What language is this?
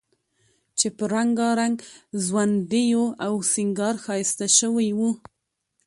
Pashto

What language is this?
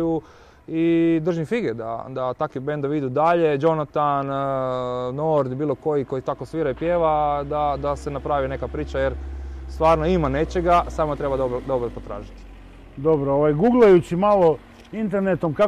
Croatian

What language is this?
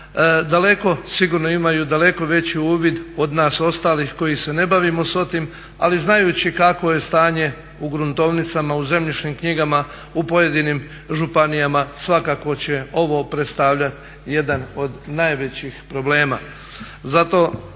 Croatian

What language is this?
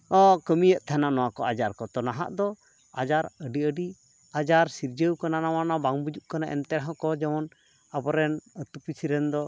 Santali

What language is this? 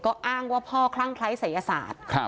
Thai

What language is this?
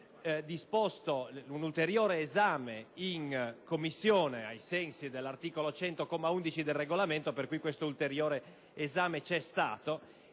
Italian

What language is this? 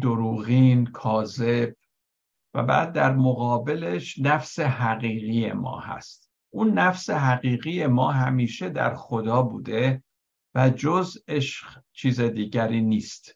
Persian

